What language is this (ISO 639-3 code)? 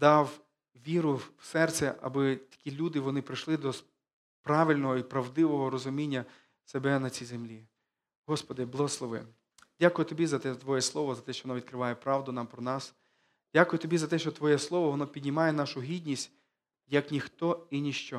ukr